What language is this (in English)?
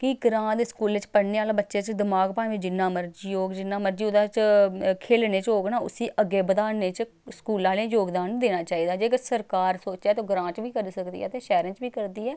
Dogri